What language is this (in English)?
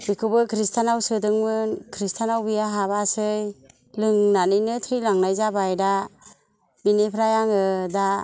Bodo